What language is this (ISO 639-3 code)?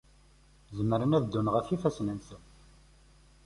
kab